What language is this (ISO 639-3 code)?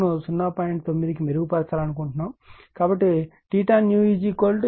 tel